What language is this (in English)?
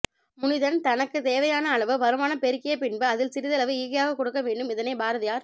Tamil